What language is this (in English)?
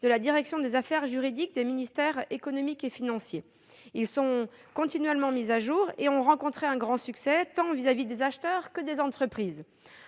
French